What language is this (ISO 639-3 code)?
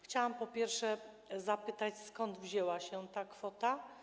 pol